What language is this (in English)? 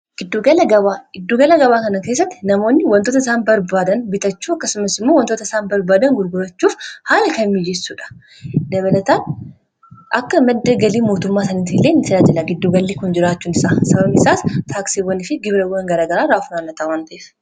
Oromo